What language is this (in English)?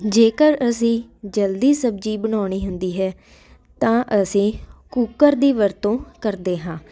Punjabi